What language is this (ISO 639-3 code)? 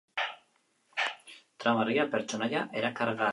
eus